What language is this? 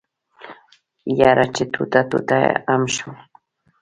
Pashto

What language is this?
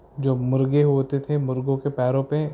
Urdu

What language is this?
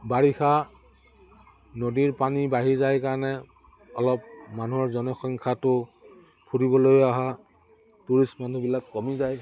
Assamese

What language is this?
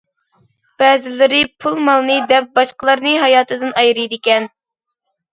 Uyghur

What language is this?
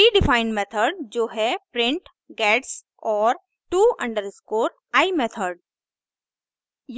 Hindi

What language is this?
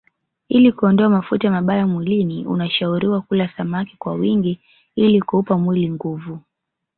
Swahili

